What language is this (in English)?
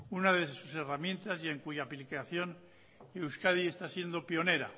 Spanish